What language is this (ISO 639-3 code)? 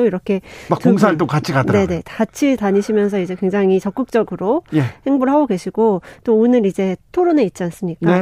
kor